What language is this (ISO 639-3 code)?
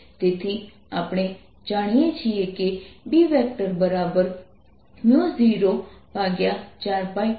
guj